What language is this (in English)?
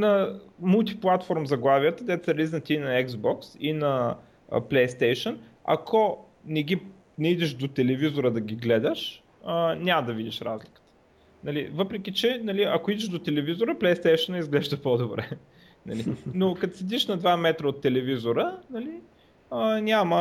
Bulgarian